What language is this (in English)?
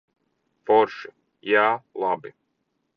Latvian